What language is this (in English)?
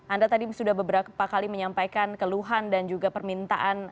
Indonesian